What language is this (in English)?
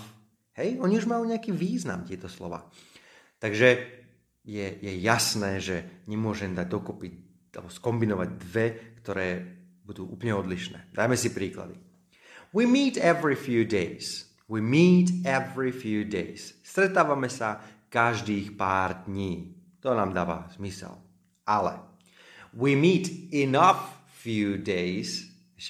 Slovak